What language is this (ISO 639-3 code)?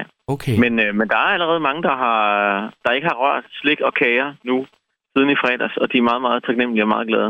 dan